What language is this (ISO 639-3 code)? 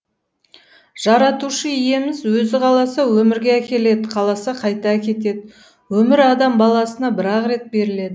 kaz